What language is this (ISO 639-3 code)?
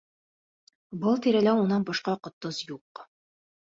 bak